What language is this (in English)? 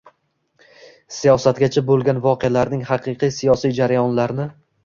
Uzbek